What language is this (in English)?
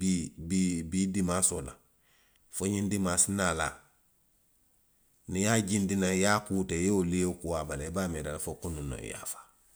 Western Maninkakan